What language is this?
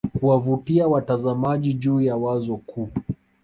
Swahili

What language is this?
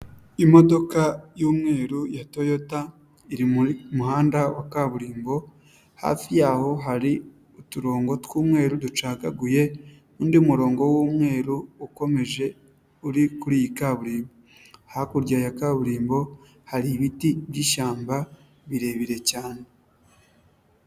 Kinyarwanda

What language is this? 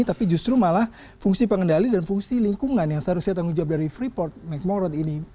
Indonesian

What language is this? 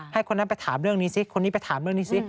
Thai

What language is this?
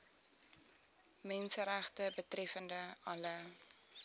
Afrikaans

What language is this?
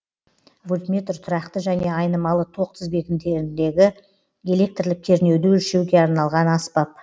Kazakh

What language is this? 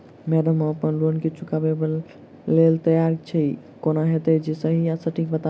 Maithili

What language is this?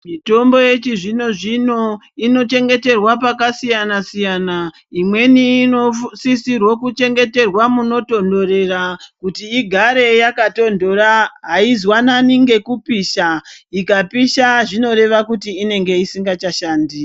Ndau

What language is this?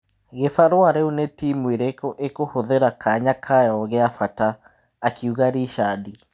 Kikuyu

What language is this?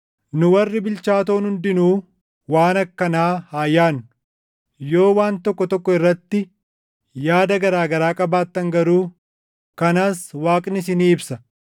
Oromo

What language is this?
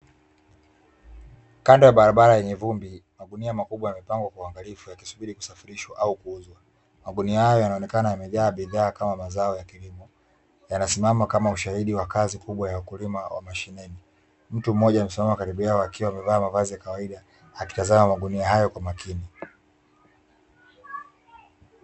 Swahili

